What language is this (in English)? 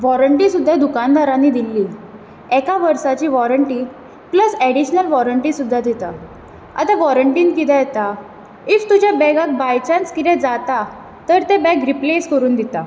Konkani